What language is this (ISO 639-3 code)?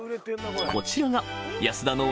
jpn